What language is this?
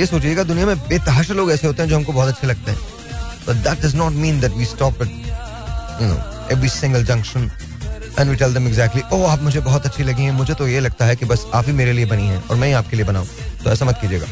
Hindi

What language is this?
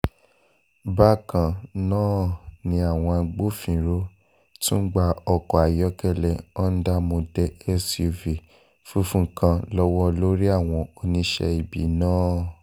Yoruba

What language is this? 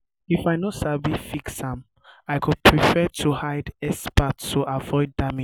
Nigerian Pidgin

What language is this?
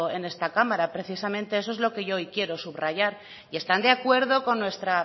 Spanish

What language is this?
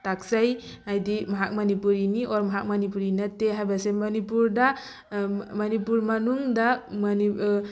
Manipuri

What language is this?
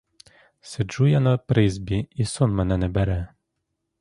Ukrainian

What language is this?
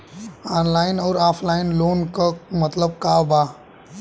Bhojpuri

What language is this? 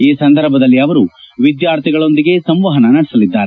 Kannada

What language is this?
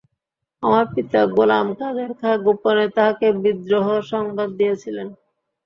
Bangla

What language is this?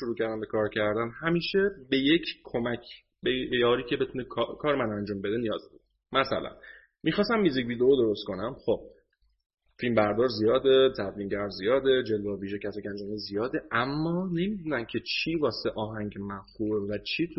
Persian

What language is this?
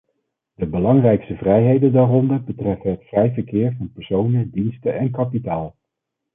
Dutch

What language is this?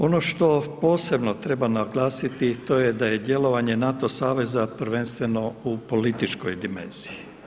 Croatian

